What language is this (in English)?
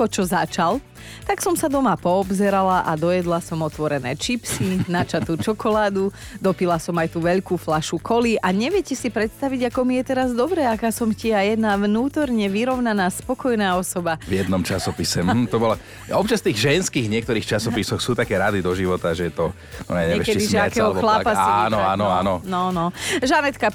Slovak